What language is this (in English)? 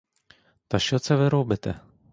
Ukrainian